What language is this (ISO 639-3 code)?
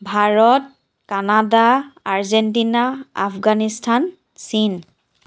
asm